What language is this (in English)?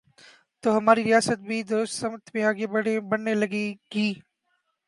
Urdu